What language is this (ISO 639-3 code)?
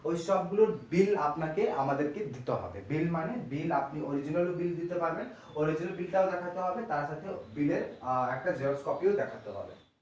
ben